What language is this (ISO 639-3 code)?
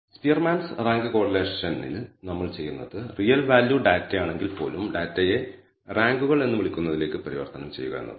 mal